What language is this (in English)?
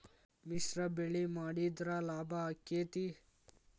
Kannada